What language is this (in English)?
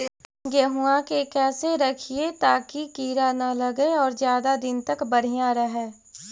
Magahi